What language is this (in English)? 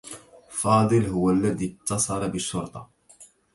Arabic